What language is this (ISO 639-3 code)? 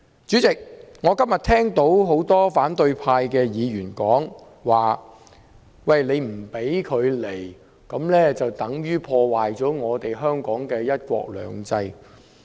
yue